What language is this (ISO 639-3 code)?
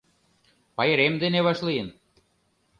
chm